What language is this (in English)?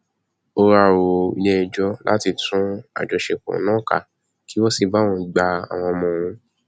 Yoruba